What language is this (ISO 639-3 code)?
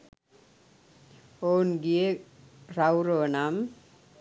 sin